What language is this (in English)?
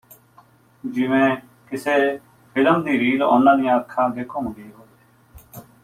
Punjabi